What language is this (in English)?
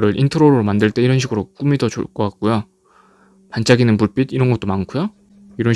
Korean